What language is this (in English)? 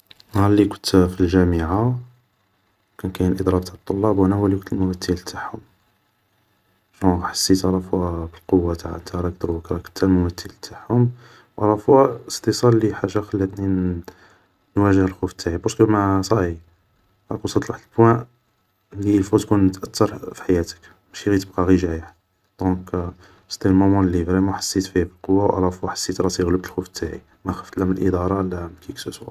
Algerian Arabic